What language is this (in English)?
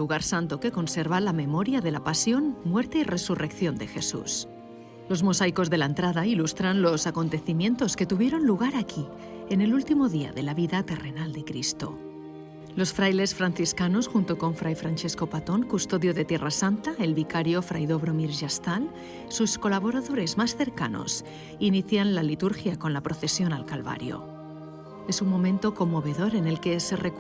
Spanish